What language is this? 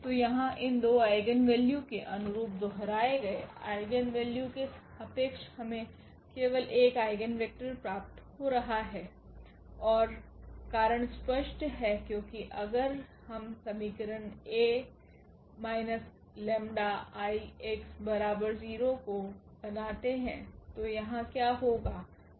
Hindi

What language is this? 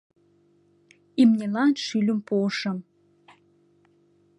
Mari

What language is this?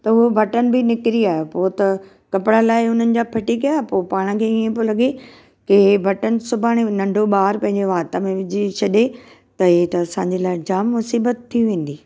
Sindhi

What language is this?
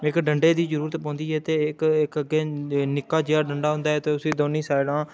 Dogri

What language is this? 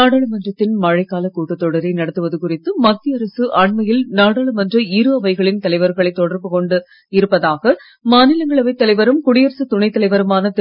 Tamil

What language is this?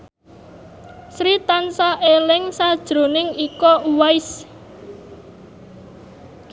Javanese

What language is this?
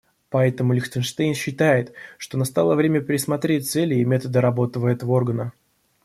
Russian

